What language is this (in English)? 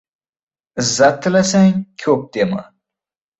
Uzbek